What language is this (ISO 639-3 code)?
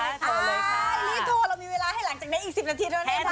tha